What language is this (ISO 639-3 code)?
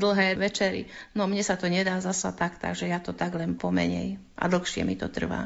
slk